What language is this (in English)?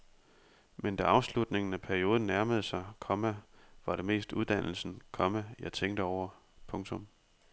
Danish